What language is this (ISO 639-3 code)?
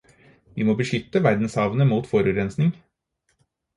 nob